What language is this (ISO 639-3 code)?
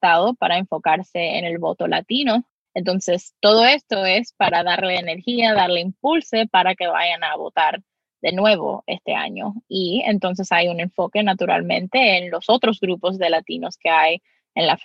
spa